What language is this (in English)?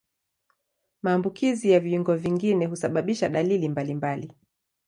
Swahili